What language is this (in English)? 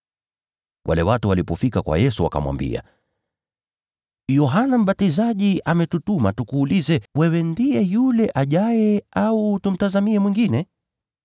Swahili